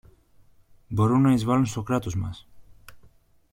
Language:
Greek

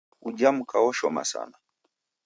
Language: Taita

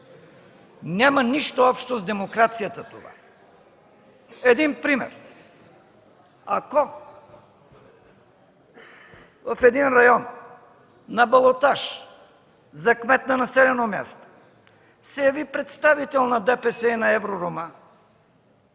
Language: Bulgarian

